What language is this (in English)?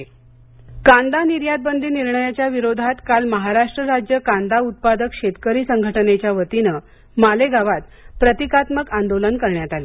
Marathi